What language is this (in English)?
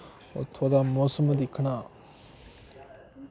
Dogri